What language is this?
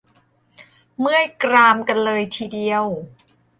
Thai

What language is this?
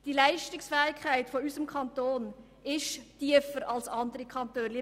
Swiss German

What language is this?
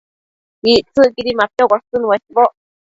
Matsés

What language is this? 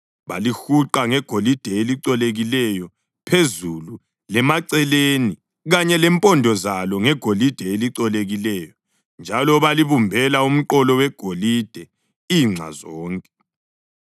North Ndebele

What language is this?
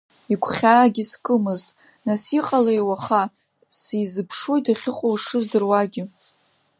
Abkhazian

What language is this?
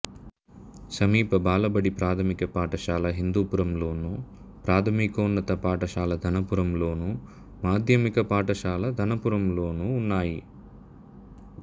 Telugu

